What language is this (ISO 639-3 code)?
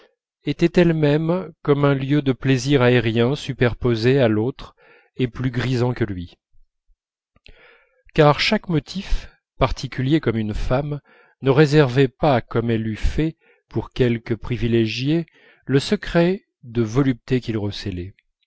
fra